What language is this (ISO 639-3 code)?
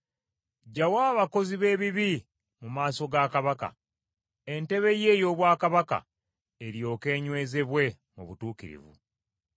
lug